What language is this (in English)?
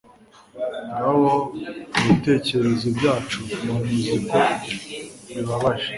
Kinyarwanda